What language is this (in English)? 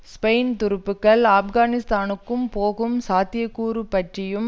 Tamil